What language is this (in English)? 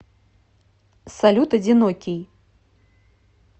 Russian